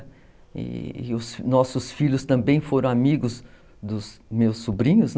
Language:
Portuguese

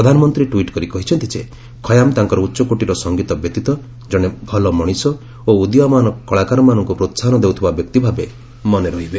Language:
Odia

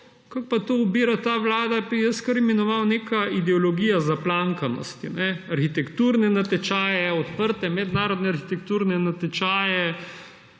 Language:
Slovenian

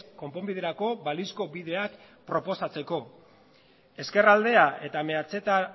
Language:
Basque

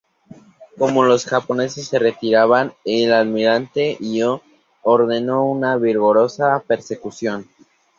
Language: Spanish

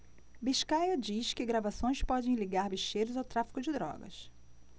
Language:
Portuguese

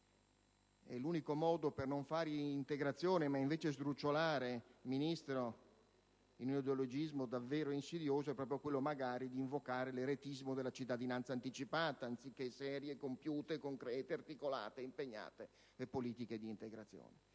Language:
Italian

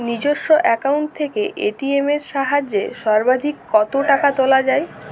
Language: Bangla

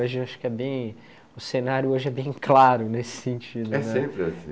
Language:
Portuguese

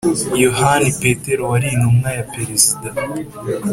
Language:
Kinyarwanda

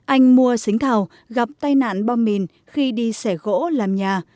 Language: Vietnamese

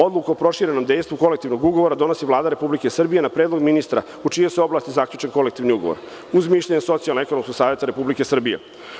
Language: Serbian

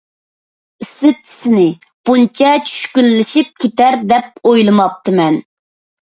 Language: Uyghur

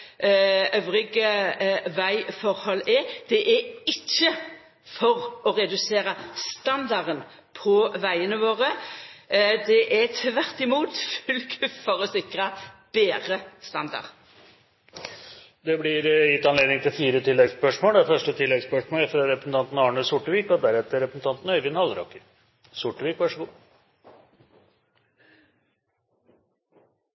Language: Norwegian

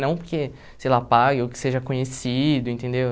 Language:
Portuguese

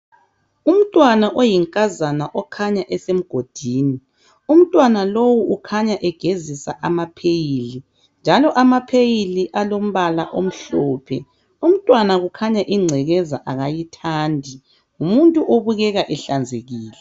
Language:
North Ndebele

